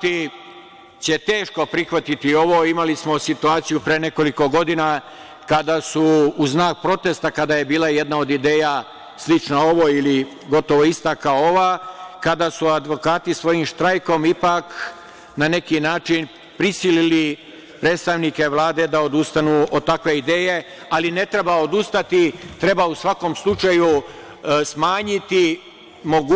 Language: Serbian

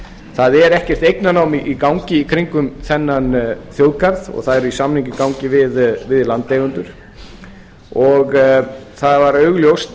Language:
Icelandic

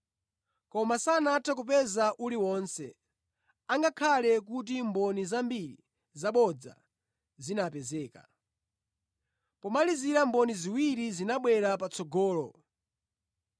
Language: Nyanja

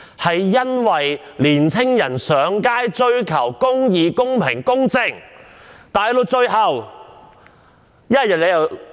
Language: Cantonese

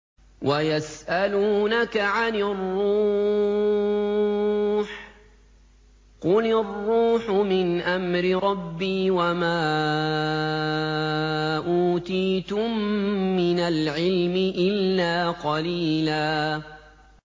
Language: Arabic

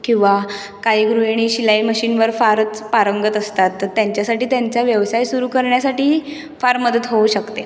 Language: Marathi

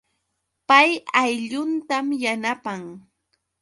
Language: Yauyos Quechua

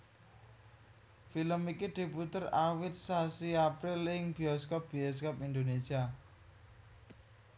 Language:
Javanese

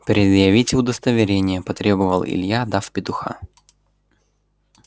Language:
Russian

